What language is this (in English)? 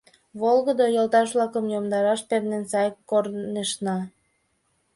Mari